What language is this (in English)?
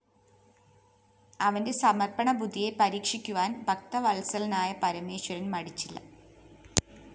Malayalam